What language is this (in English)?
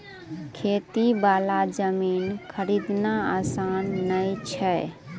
Maithili